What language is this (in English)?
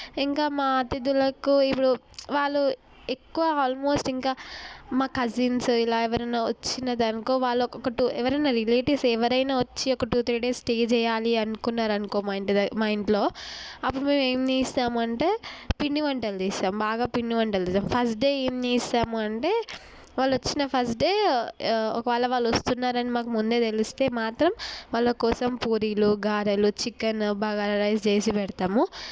Telugu